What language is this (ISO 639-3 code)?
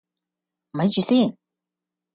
yue